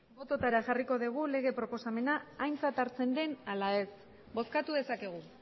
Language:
Basque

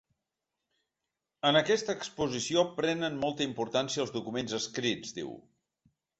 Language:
Catalan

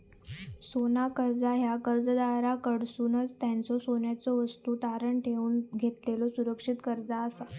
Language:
Marathi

